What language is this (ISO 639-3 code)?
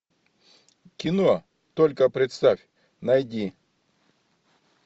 rus